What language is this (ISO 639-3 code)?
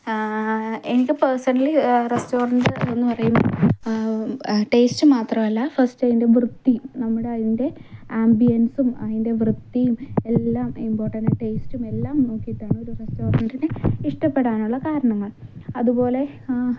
mal